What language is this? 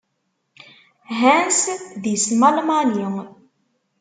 Kabyle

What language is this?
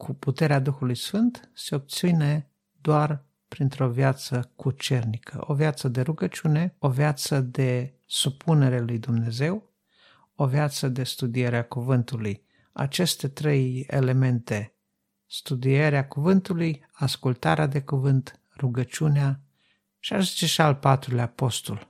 Romanian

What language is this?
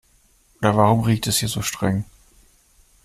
German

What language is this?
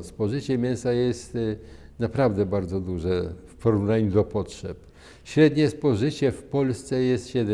Polish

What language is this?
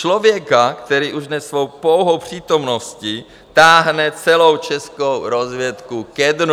Czech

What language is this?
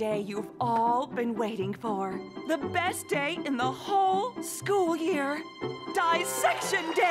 English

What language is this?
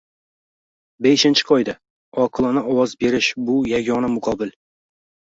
Uzbek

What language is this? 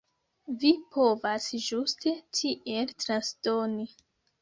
Esperanto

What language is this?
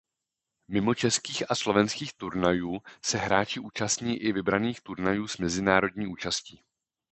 Czech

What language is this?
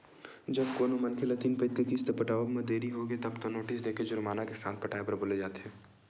Chhattisgarhi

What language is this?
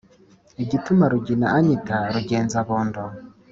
Kinyarwanda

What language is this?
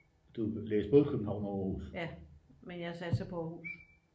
Danish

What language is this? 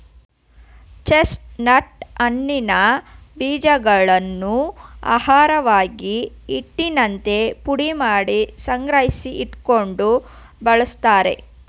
Kannada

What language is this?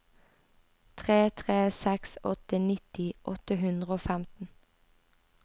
Norwegian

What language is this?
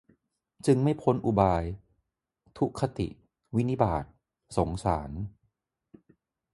Thai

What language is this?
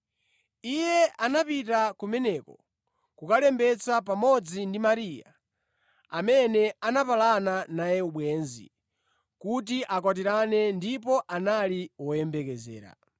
Nyanja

